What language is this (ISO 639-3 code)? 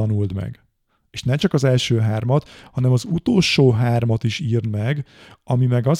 hun